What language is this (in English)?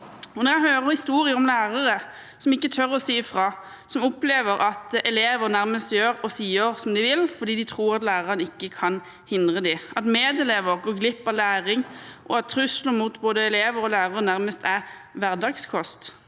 Norwegian